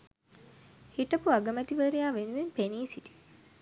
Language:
Sinhala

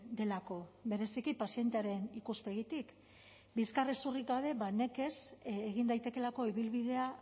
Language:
Basque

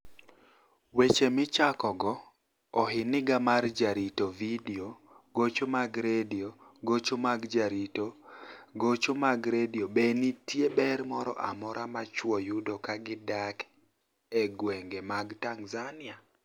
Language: Luo (Kenya and Tanzania)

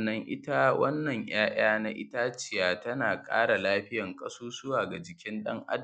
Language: Hausa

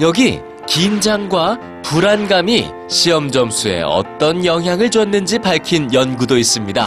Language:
Korean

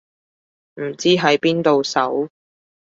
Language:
Cantonese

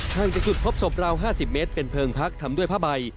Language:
Thai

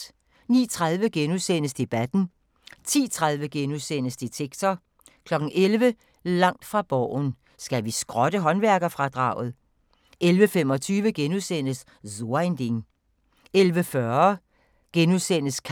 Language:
Danish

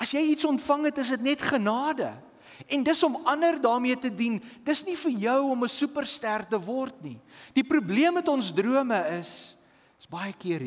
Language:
Dutch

